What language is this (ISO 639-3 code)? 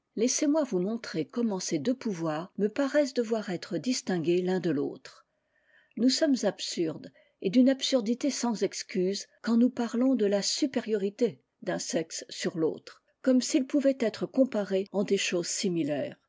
fra